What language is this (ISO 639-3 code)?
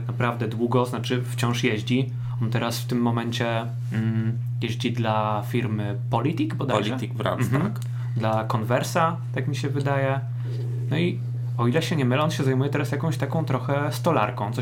pol